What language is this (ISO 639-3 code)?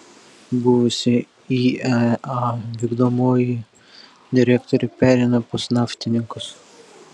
lit